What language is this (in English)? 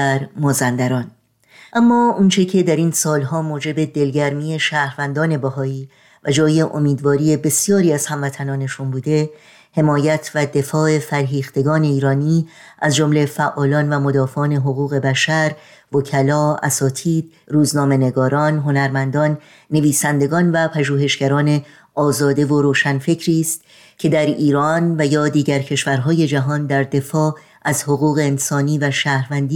Persian